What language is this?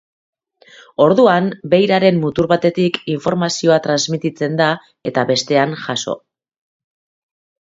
Basque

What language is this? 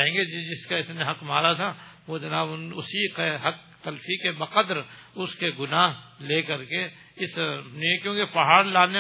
Urdu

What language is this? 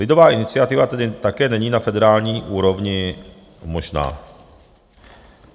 Czech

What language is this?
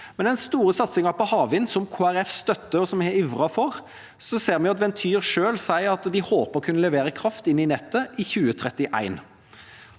Norwegian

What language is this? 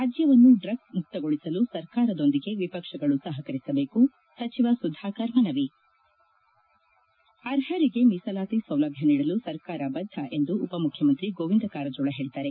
Kannada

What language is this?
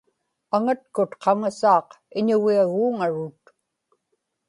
Inupiaq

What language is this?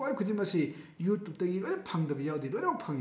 Manipuri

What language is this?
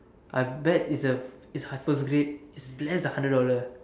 English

